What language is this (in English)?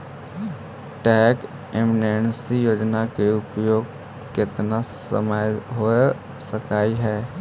Magahi